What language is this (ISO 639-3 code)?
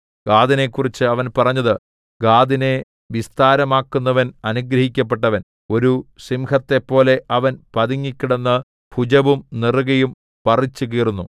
mal